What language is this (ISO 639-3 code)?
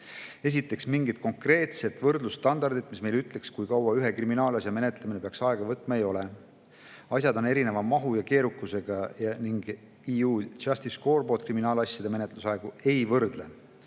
est